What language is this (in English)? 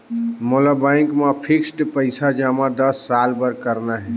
Chhattisgarhi